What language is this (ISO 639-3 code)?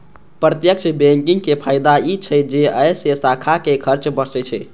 mai